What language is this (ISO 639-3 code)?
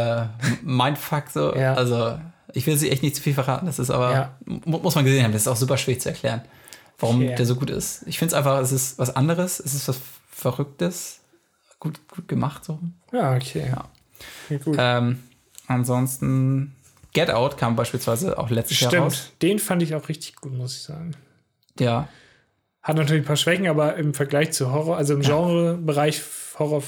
deu